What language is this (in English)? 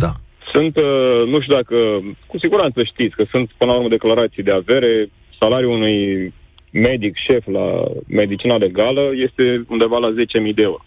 Romanian